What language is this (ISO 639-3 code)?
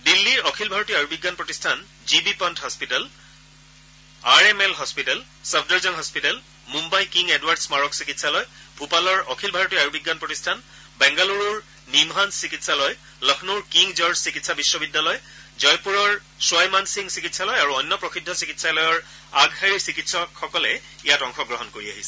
asm